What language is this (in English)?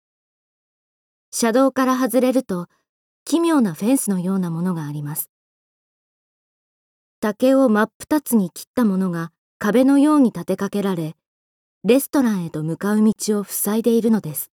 Japanese